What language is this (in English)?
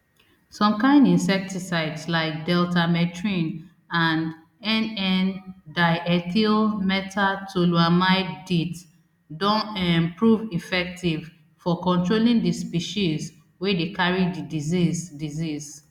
Nigerian Pidgin